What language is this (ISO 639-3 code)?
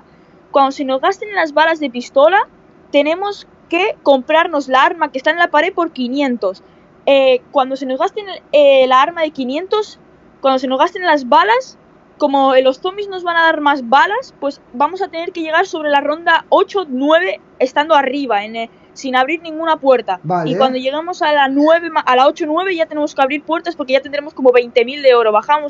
spa